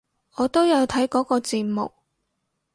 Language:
Cantonese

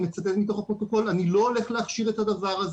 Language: Hebrew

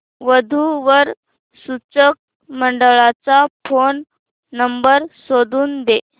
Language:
Marathi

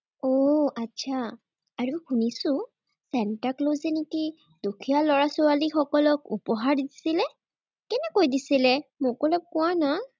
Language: Assamese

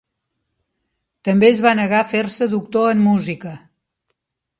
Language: Catalan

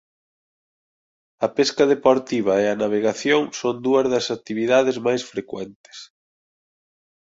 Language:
Galician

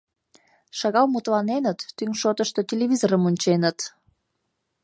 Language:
Mari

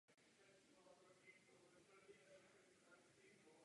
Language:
Czech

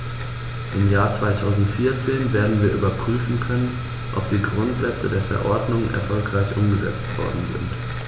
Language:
German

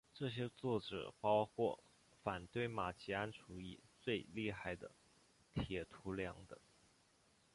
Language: Chinese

